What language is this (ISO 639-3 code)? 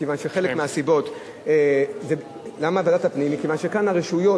heb